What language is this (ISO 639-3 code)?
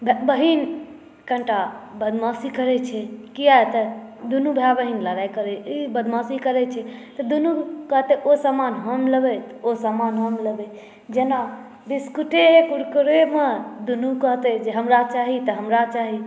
mai